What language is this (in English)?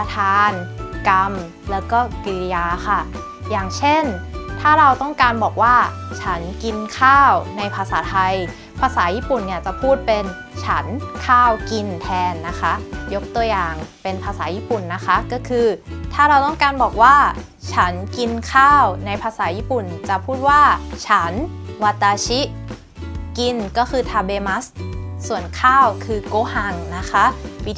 Thai